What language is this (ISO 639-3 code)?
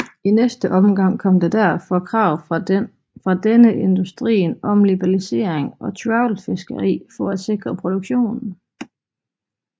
dan